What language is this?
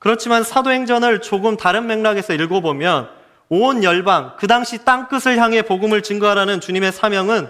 Korean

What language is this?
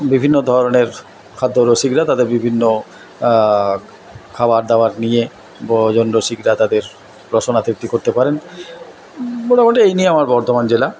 Bangla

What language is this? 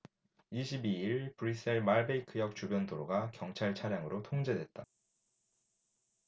Korean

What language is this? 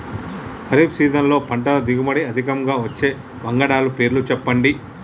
Telugu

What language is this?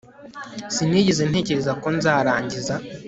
Kinyarwanda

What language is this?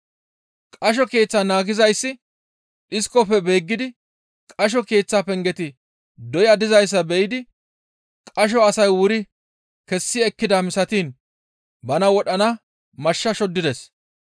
Gamo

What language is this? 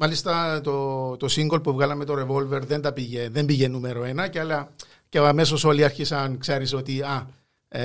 Greek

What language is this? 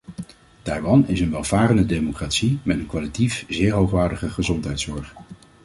Dutch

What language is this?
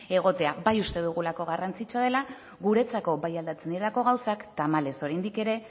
Basque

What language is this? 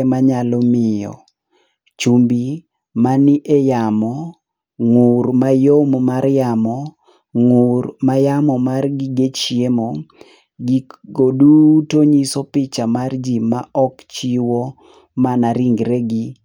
Luo (Kenya and Tanzania)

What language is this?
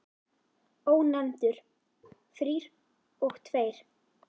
Icelandic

